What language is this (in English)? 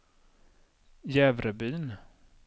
Swedish